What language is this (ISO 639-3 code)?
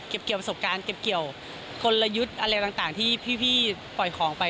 tha